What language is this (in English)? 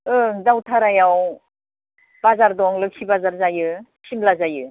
Bodo